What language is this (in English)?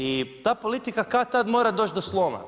Croatian